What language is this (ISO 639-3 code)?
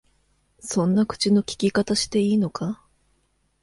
jpn